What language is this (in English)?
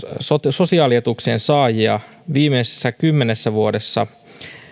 Finnish